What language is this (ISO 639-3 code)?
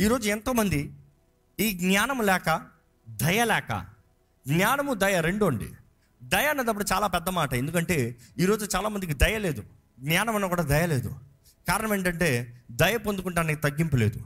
tel